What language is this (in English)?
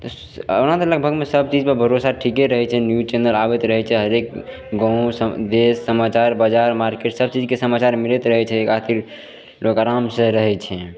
Maithili